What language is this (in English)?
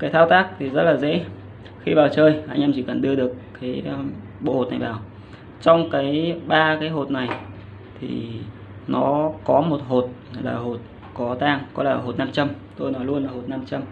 Vietnamese